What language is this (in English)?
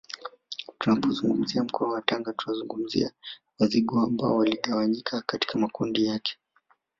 Swahili